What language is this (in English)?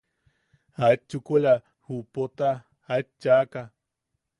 Yaqui